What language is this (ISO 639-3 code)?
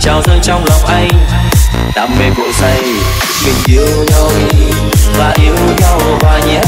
vie